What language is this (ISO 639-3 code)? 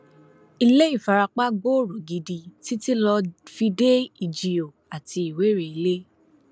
yor